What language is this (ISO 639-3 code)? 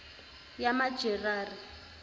zul